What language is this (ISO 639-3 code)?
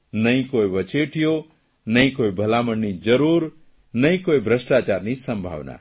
guj